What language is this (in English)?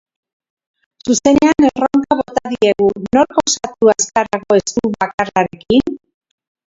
Basque